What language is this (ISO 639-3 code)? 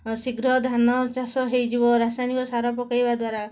ori